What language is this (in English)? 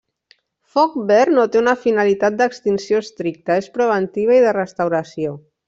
Catalan